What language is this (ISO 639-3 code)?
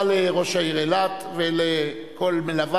heb